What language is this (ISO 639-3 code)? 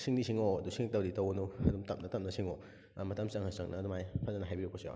mni